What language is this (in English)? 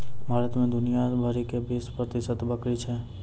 Maithili